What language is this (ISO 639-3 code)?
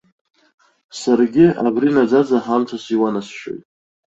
abk